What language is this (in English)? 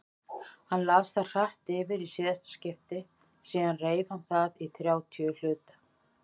Icelandic